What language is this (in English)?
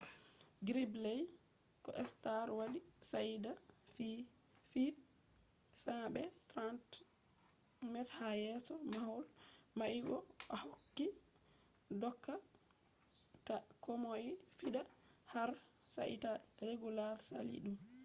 Fula